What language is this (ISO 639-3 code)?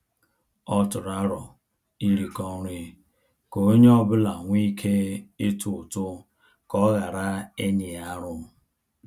ibo